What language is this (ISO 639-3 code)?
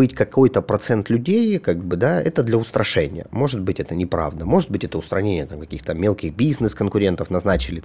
rus